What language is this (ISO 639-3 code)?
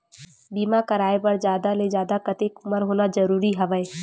hne